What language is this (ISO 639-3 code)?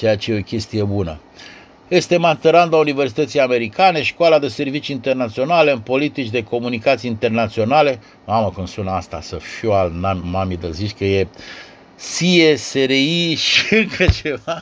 ron